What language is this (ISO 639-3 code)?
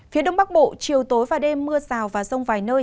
vie